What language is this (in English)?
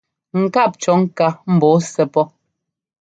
Ngomba